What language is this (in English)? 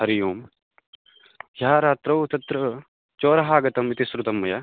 Sanskrit